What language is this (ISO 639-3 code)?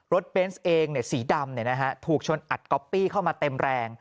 tha